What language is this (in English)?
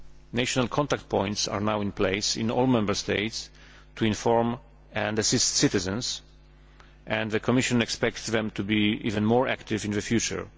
English